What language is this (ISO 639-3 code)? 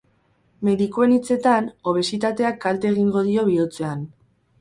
eus